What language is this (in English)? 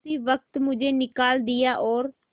Hindi